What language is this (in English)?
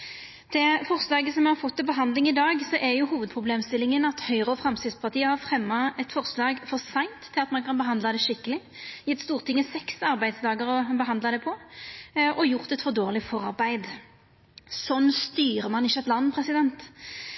Norwegian Nynorsk